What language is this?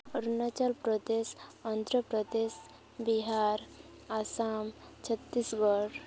Santali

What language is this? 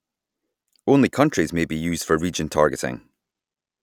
English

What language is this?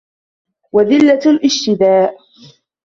Arabic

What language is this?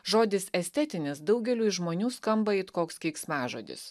Lithuanian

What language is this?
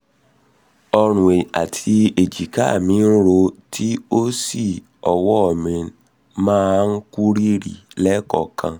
Yoruba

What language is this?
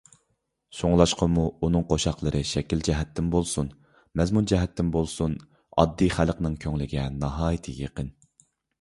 Uyghur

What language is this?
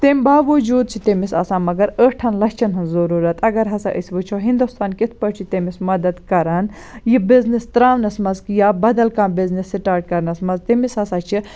Kashmiri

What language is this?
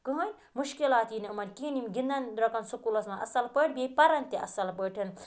Kashmiri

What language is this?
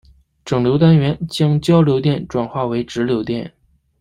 Chinese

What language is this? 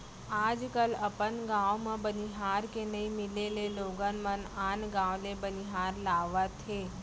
Chhattisgarhi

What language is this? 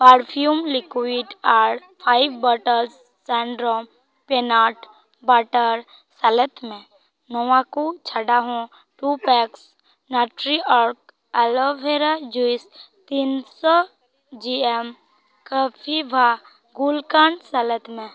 Santali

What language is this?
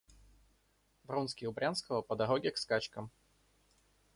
Russian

